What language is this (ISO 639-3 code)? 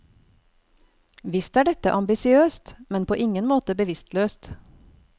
nor